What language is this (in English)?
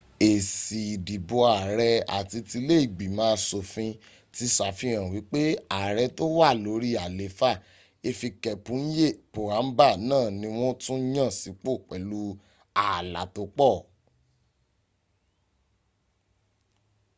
Yoruba